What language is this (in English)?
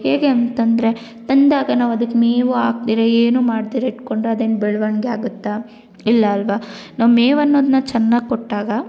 Kannada